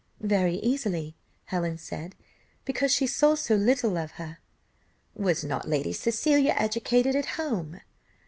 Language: English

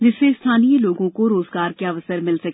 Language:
Hindi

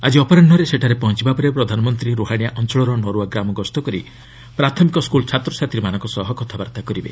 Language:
Odia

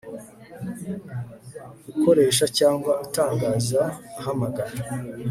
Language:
Kinyarwanda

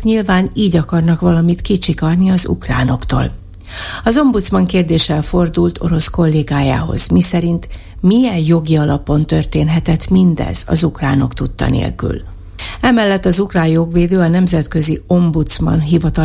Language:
Hungarian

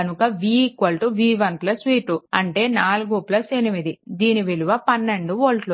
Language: Telugu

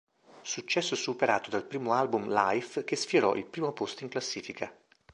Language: Italian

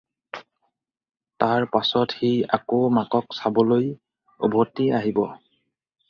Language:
Assamese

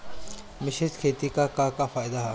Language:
Bhojpuri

